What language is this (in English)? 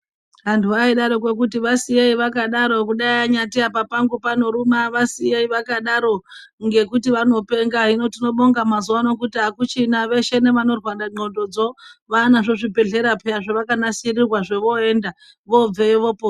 Ndau